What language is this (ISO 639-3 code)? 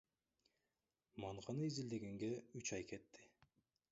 kir